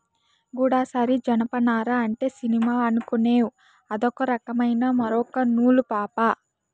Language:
Telugu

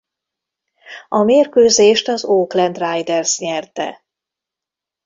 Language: Hungarian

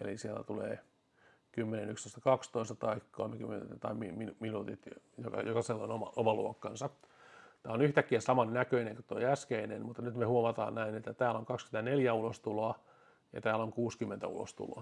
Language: Finnish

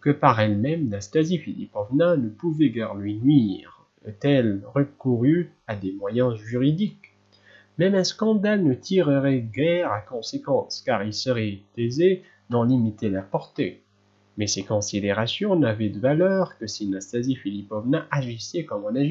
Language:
French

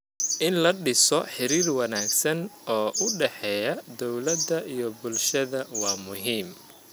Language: Somali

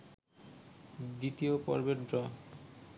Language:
Bangla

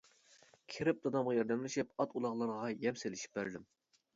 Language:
Uyghur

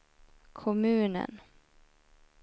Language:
Swedish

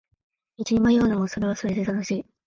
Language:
Japanese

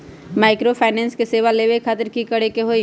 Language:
Magahi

